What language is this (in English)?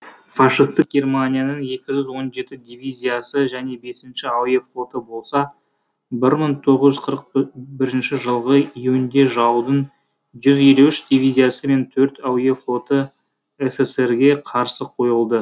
Kazakh